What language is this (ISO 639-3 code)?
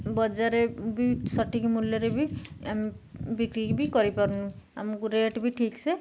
ori